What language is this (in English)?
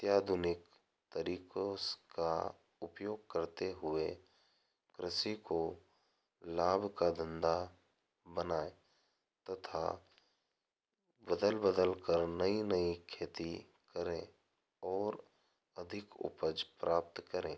Hindi